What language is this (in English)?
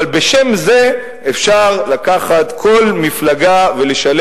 Hebrew